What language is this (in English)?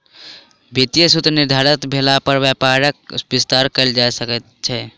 Maithili